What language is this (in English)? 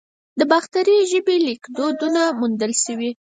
Pashto